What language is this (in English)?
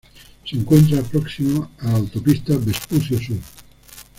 Spanish